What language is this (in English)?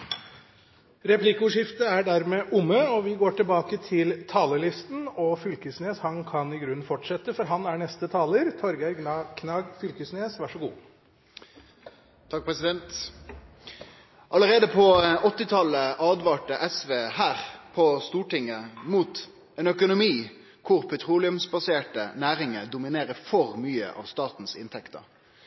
Norwegian